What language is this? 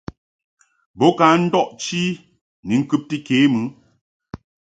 Mungaka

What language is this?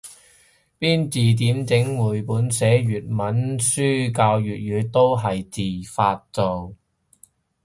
Cantonese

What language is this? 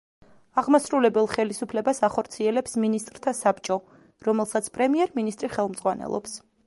Georgian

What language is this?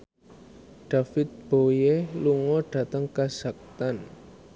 Javanese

